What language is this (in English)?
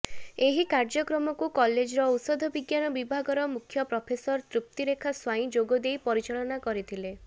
Odia